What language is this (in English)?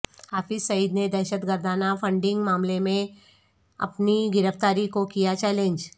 Urdu